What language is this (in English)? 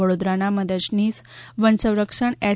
Gujarati